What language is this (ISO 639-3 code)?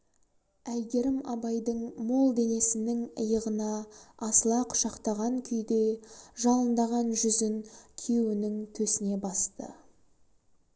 kaz